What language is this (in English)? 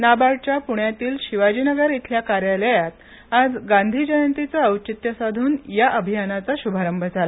Marathi